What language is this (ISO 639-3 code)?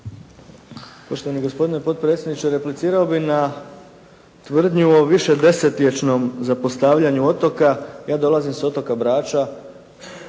hrv